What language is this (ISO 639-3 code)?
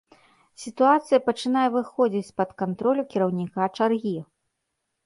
bel